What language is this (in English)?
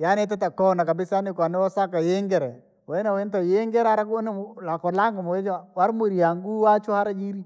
Langi